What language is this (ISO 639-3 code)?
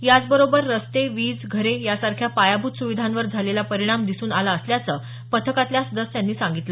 mar